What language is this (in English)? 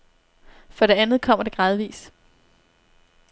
Danish